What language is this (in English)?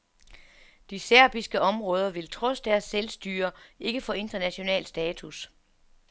Danish